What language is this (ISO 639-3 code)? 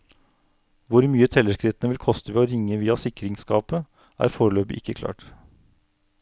nor